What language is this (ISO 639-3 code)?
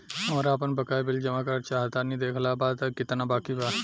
bho